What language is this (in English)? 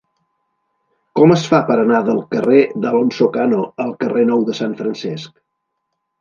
Catalan